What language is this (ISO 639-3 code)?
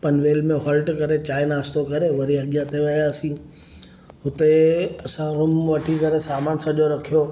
snd